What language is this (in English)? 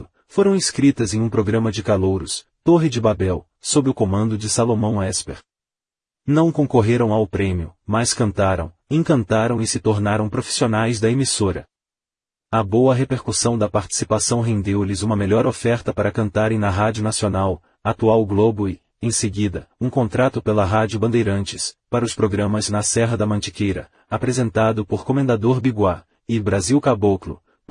Portuguese